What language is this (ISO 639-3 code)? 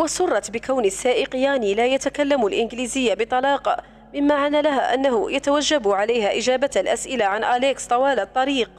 ara